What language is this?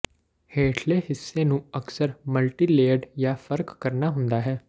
Punjabi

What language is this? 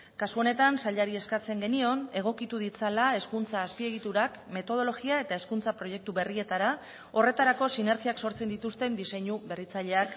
Basque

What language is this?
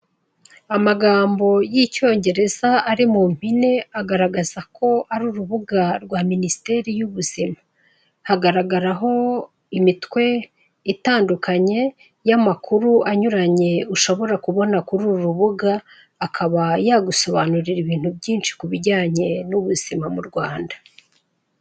Kinyarwanda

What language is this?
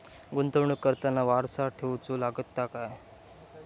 Marathi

